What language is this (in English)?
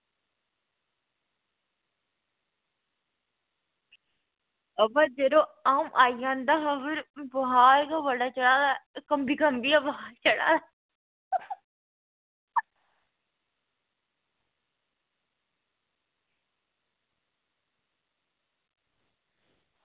Dogri